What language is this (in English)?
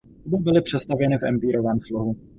Czech